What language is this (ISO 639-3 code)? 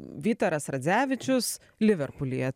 lit